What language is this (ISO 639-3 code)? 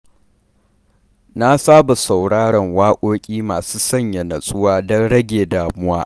hau